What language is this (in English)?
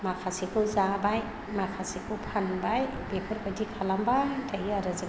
Bodo